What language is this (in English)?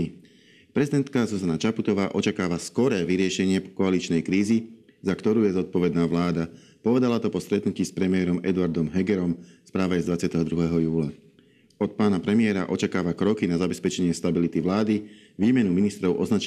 Slovak